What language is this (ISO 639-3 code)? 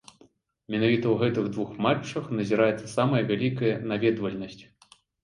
bel